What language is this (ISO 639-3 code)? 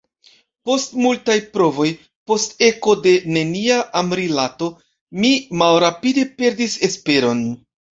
epo